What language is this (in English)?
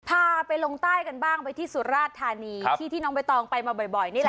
Thai